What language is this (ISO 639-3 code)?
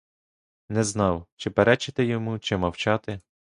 ukr